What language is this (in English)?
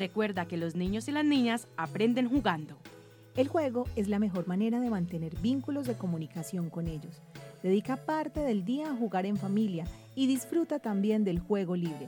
Spanish